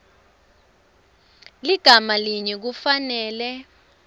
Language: Swati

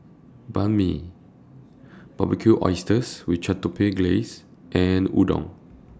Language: English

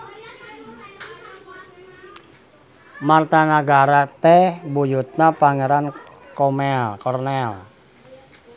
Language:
Sundanese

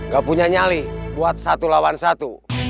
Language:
Indonesian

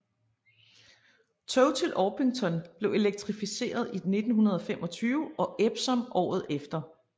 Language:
Danish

